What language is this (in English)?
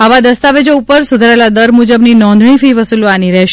Gujarati